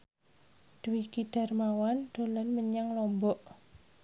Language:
Javanese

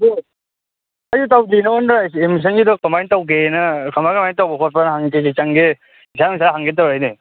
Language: Manipuri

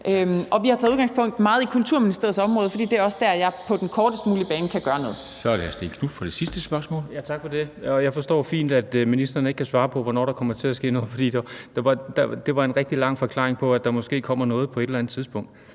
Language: Danish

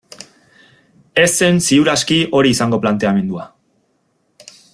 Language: Basque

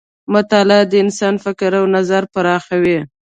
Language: Pashto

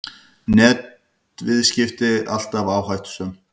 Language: Icelandic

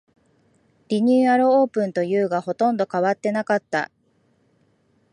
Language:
Japanese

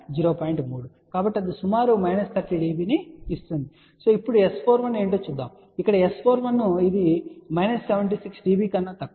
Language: Telugu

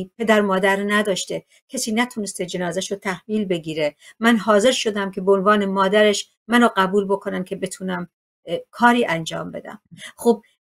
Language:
Persian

